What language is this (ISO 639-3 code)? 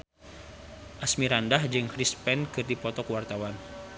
sun